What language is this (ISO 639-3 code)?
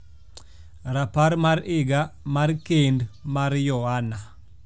luo